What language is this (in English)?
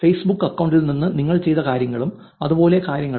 Malayalam